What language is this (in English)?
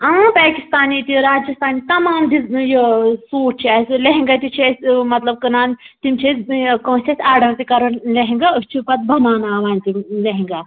Kashmiri